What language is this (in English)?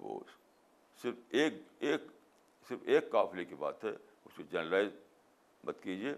Urdu